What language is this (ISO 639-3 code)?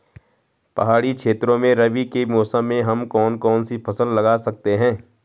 hin